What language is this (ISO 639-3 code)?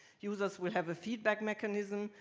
eng